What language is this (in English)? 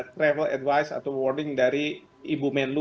Indonesian